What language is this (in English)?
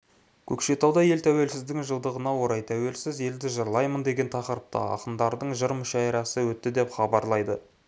Kazakh